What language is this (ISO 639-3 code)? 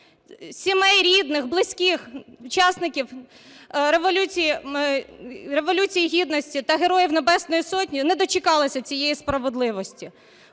ukr